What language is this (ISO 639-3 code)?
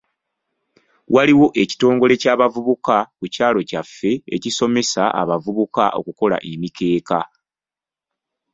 lug